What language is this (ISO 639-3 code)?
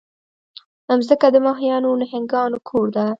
pus